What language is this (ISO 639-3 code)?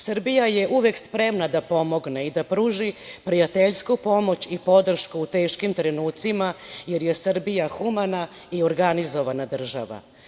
srp